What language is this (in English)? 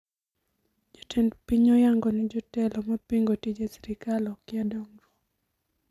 Luo (Kenya and Tanzania)